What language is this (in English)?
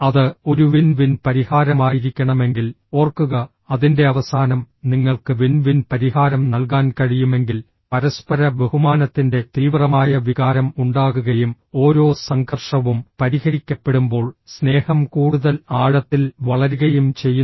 Malayalam